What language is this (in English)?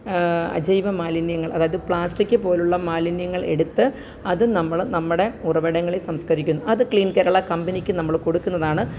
Malayalam